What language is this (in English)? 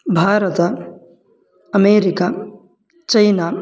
Sanskrit